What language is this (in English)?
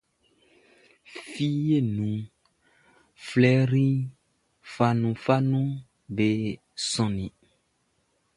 Baoulé